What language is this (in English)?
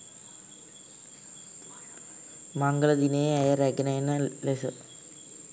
Sinhala